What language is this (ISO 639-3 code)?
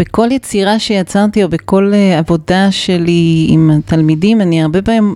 heb